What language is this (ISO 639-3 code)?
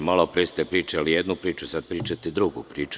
srp